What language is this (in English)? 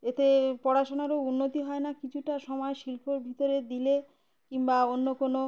Bangla